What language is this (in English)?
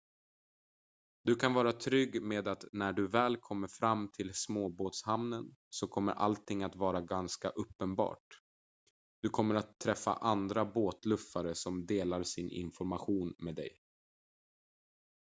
Swedish